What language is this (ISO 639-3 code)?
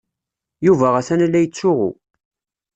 kab